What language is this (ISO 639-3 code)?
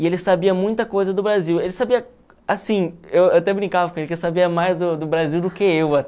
por